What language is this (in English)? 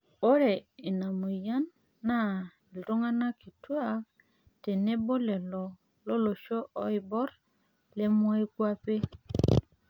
Masai